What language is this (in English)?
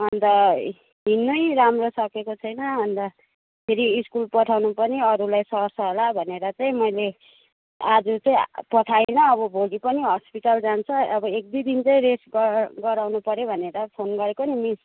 Nepali